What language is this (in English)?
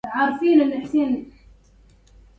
Arabic